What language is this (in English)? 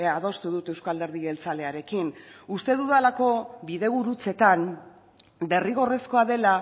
Basque